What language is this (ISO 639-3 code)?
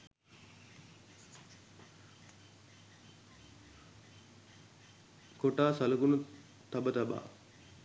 sin